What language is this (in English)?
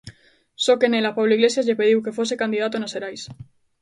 Galician